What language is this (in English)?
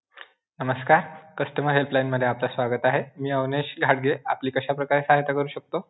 Marathi